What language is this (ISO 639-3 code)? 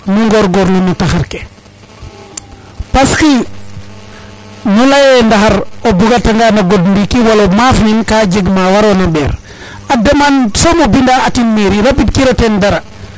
srr